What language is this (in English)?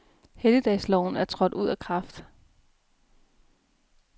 Danish